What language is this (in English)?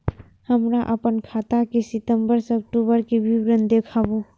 Maithili